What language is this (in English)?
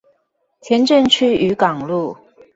Chinese